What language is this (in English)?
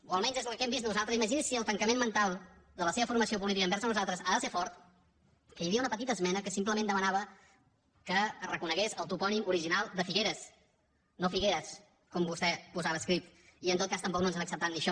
Catalan